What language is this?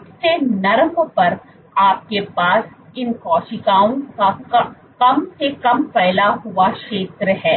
Hindi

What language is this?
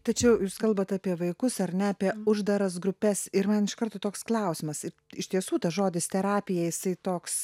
Lithuanian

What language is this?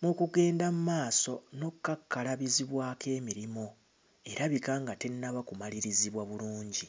Ganda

